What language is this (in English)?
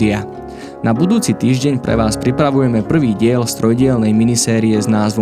Slovak